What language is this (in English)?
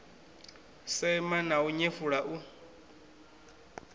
Venda